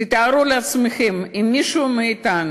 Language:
Hebrew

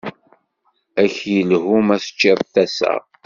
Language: Kabyle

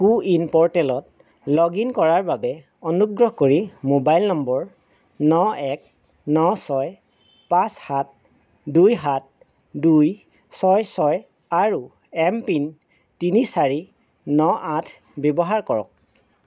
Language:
Assamese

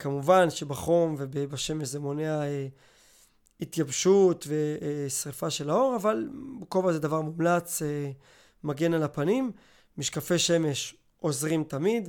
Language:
Hebrew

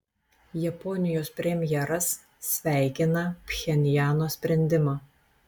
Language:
Lithuanian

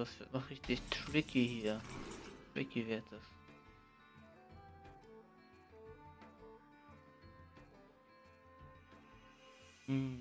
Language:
German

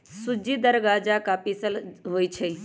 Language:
Magahi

